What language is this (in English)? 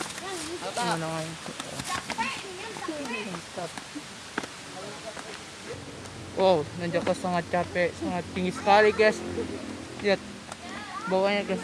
Indonesian